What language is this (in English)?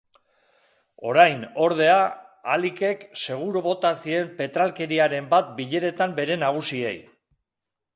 Basque